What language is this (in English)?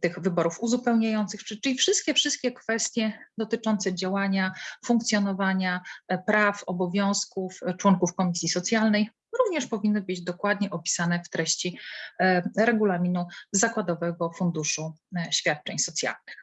Polish